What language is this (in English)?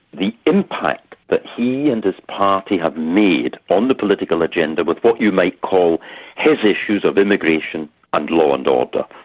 English